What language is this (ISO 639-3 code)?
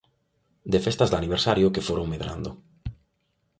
glg